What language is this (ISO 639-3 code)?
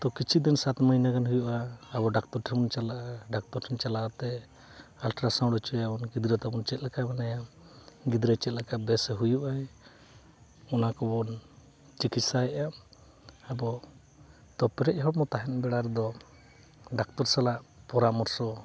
sat